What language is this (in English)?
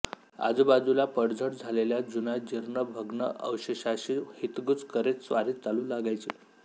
Marathi